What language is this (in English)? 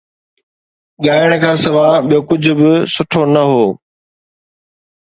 Sindhi